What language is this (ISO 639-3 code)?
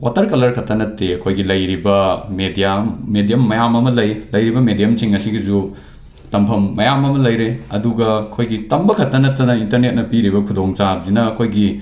mni